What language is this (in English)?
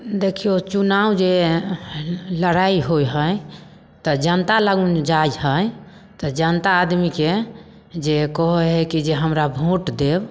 Maithili